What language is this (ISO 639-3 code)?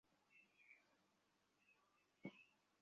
ben